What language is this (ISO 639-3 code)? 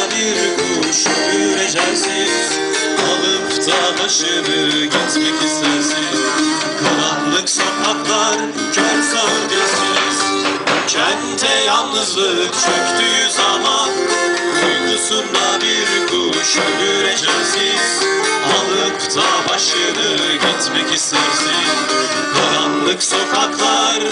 ell